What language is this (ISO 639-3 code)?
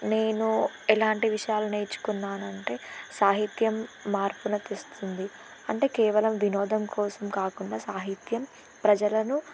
tel